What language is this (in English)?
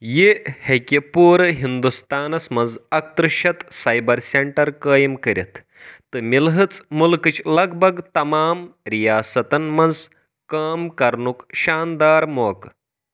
Kashmiri